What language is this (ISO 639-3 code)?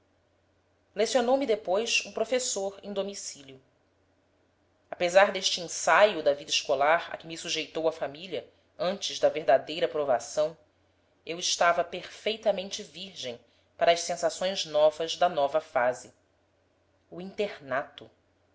por